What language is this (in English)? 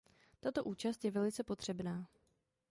Czech